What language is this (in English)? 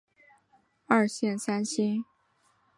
Chinese